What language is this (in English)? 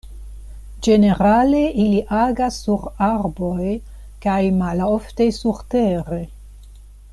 Esperanto